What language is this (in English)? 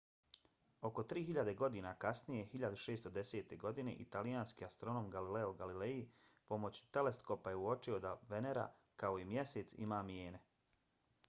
Bosnian